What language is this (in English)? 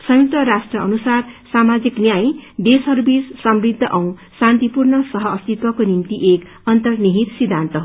Nepali